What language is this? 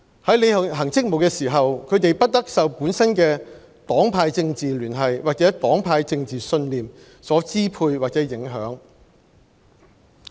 Cantonese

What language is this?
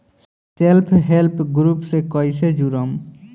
Bhojpuri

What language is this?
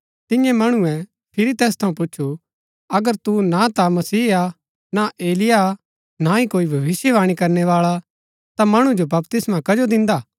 Gaddi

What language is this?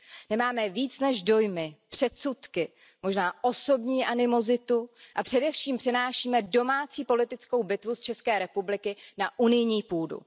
Czech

